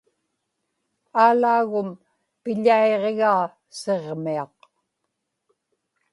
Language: Inupiaq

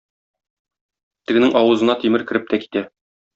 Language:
Tatar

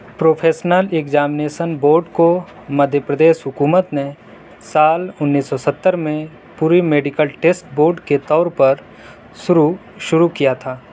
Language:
Urdu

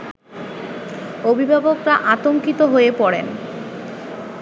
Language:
Bangla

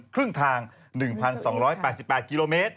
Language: Thai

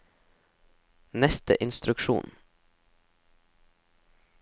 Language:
Norwegian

